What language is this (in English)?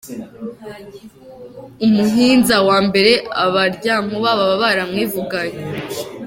Kinyarwanda